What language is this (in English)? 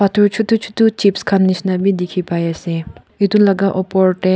Naga Pidgin